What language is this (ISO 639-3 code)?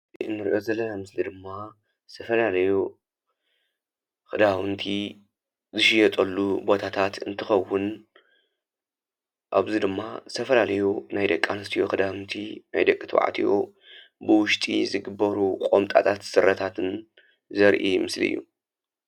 tir